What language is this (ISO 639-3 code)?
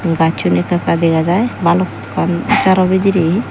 ccp